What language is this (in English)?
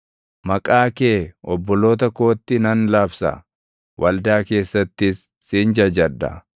Oromo